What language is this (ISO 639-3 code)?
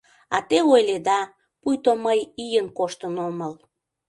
chm